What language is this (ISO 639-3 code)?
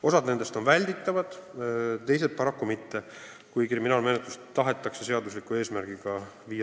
est